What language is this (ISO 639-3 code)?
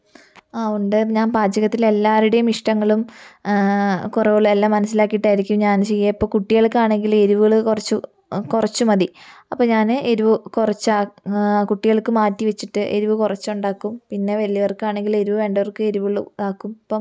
mal